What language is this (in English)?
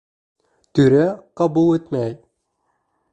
Bashkir